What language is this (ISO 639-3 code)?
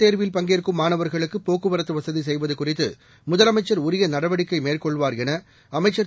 tam